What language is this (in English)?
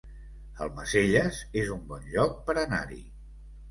Catalan